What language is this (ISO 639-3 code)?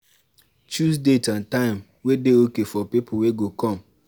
pcm